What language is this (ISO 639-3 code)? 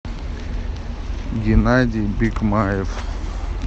rus